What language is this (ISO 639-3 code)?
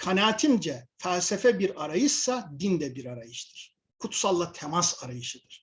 tur